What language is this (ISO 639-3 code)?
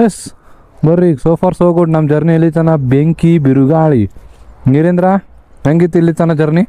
kan